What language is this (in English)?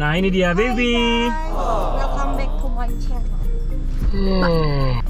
Indonesian